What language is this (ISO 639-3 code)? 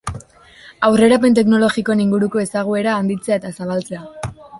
eus